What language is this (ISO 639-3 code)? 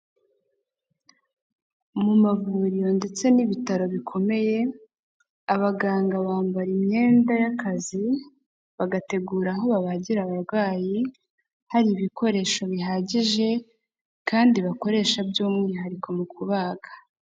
kin